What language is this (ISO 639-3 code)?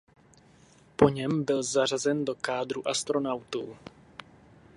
ces